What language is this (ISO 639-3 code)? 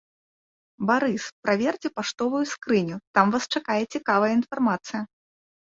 bel